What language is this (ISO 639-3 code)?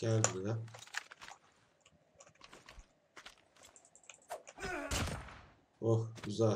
tur